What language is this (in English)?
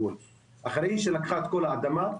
Hebrew